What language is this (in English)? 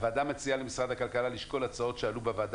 Hebrew